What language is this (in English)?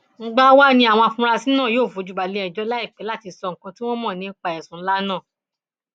Yoruba